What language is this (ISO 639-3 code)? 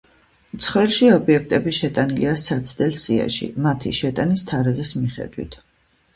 kat